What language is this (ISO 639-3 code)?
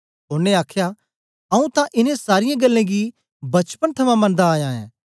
doi